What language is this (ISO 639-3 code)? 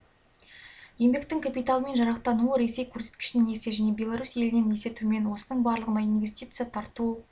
kaz